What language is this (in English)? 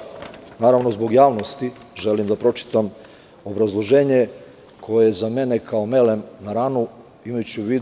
Serbian